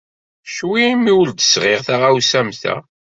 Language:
Kabyle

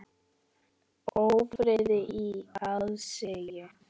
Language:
Icelandic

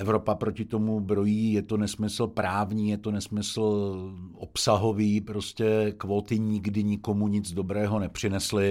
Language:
Czech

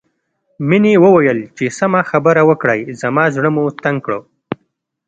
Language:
Pashto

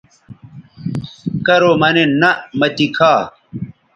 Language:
Bateri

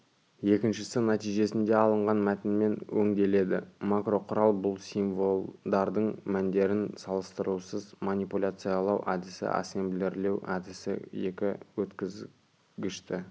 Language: Kazakh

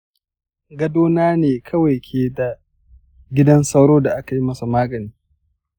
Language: Hausa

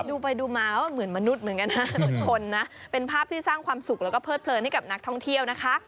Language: Thai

